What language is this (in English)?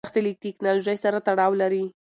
Pashto